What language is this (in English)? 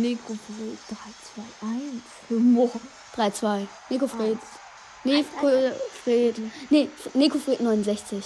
German